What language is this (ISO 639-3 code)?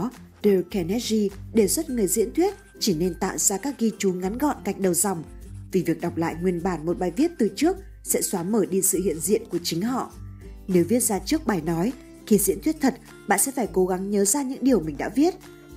vie